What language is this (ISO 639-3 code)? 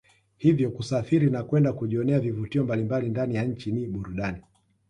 swa